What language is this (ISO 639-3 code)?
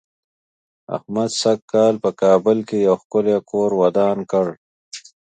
pus